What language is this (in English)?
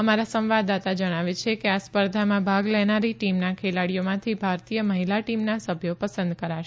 Gujarati